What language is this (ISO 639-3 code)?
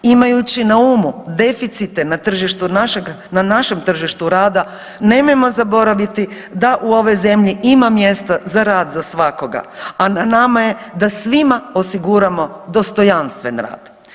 hrv